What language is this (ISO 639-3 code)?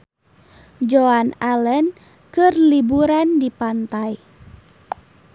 sun